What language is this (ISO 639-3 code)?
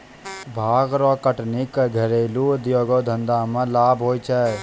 mai